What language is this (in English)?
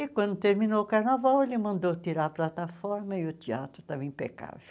Portuguese